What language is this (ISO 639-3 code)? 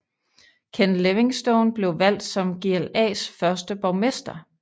dan